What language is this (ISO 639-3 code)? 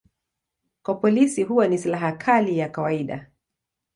swa